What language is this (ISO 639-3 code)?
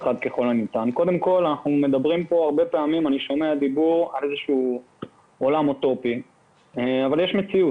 heb